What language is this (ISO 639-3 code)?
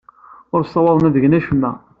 kab